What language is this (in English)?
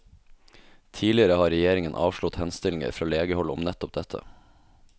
Norwegian